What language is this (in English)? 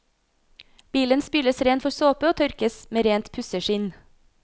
Norwegian